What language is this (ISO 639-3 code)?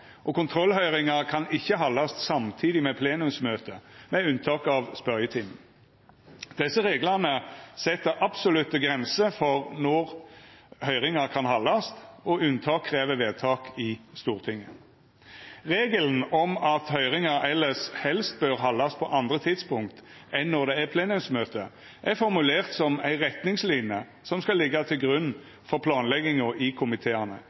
nno